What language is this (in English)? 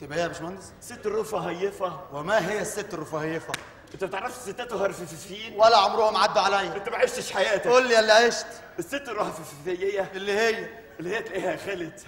Arabic